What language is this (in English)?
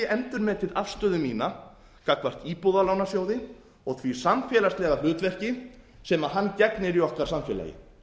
Icelandic